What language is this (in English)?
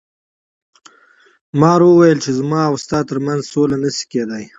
Pashto